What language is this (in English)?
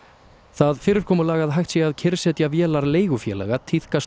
Icelandic